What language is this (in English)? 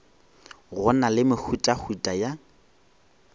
Northern Sotho